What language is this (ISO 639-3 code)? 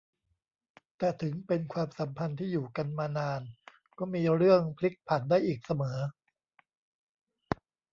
tha